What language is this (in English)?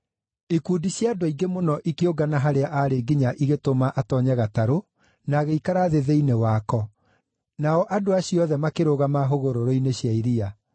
Kikuyu